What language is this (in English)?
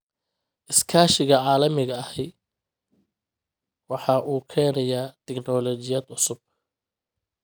Somali